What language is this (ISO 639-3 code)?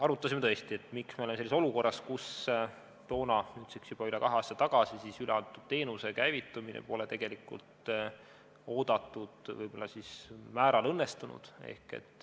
est